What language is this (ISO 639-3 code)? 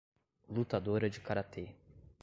por